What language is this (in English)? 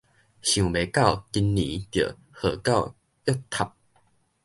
Min Nan Chinese